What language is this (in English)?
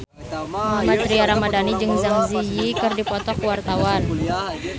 Sundanese